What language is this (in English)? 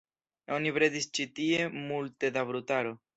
Esperanto